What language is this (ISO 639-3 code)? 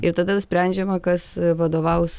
lit